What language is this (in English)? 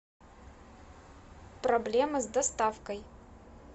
Russian